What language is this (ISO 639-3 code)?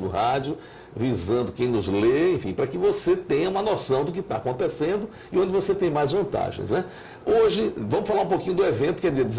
por